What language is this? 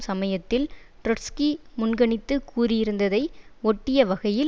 Tamil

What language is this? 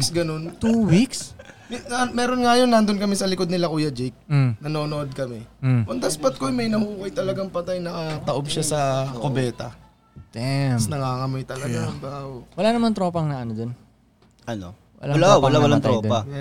Filipino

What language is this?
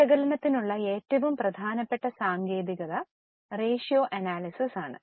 Malayalam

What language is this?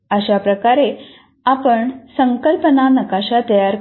Marathi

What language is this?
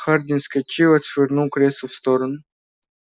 Russian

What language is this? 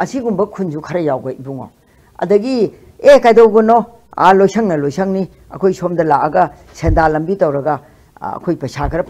Korean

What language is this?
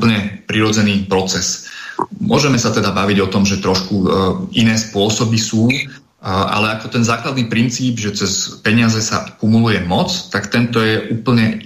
Slovak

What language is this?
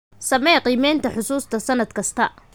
Somali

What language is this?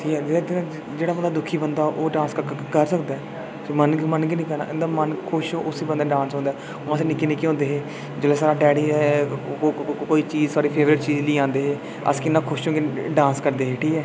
Dogri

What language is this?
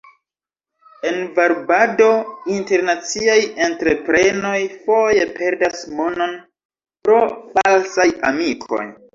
Esperanto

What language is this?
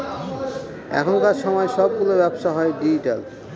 Bangla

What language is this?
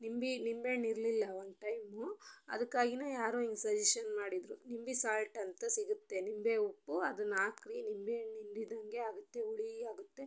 Kannada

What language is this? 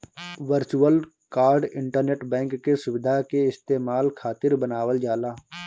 Bhojpuri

